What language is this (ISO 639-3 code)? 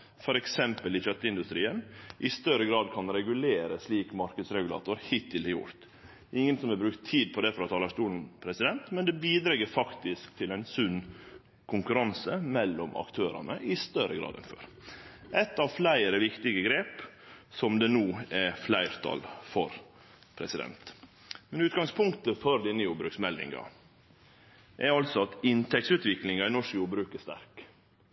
nno